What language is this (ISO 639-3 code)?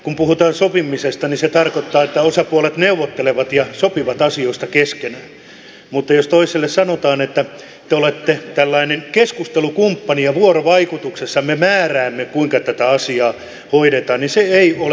fin